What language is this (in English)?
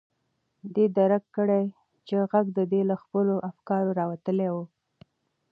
Pashto